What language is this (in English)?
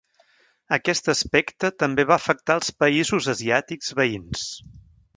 Catalan